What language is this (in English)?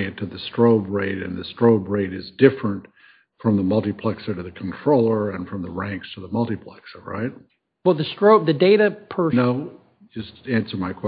English